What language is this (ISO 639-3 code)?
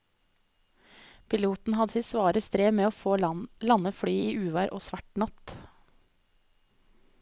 nor